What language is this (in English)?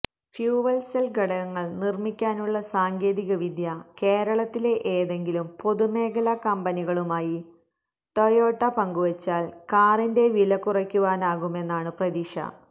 Malayalam